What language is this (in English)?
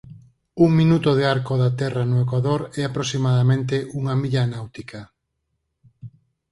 Galician